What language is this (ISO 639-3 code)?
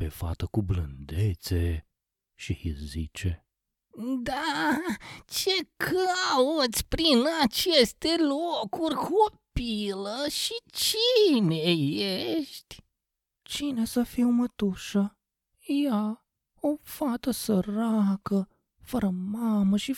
ron